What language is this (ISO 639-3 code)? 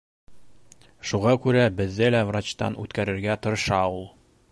bak